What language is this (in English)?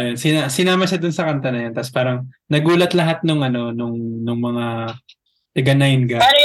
Filipino